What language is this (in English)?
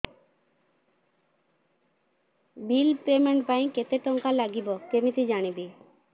Odia